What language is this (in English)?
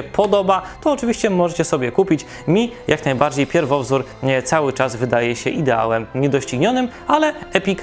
Polish